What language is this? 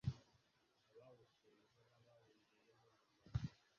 Kinyarwanda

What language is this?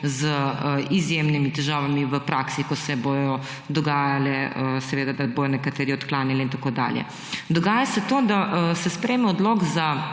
Slovenian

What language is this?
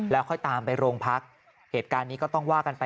Thai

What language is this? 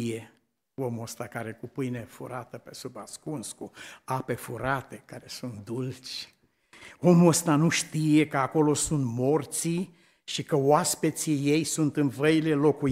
Romanian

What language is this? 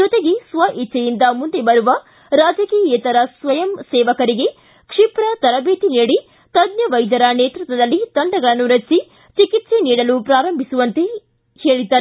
Kannada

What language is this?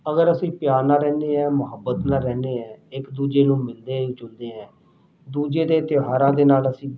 Punjabi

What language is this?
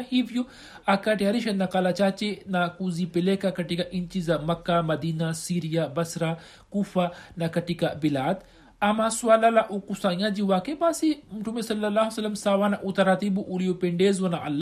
Swahili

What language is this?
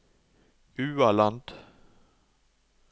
Norwegian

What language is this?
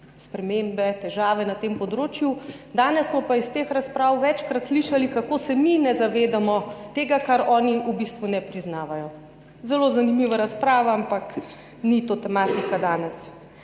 Slovenian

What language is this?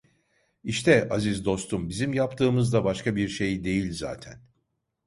Turkish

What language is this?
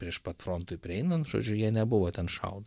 Lithuanian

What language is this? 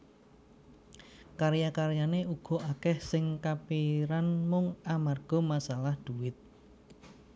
Javanese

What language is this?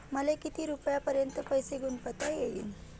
Marathi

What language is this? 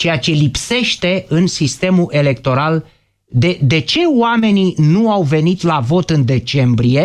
Romanian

